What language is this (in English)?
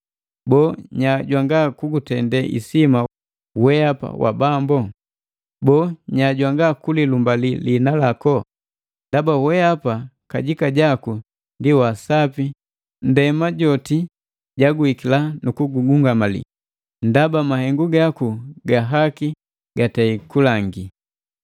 Matengo